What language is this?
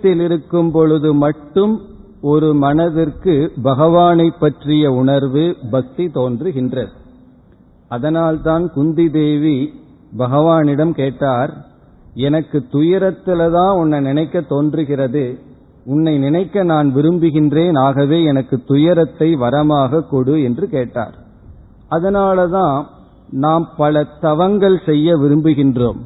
Tamil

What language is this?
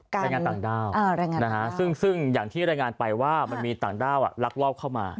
Thai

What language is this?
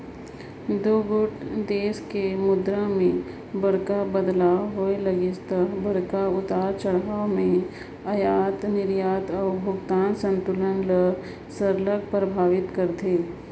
Chhattisgarhi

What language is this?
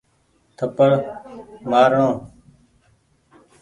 Goaria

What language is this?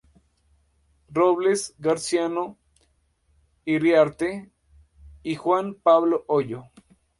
Spanish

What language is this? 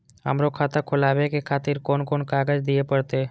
Maithili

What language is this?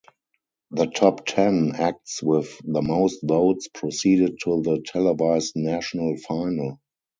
English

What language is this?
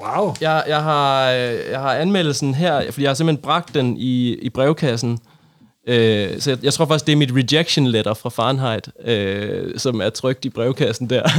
Danish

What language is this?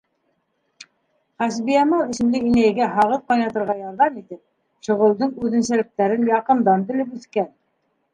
Bashkir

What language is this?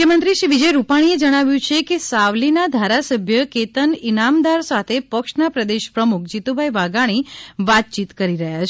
Gujarati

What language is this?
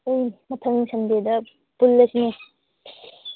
Manipuri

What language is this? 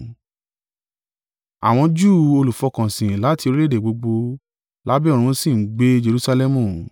Yoruba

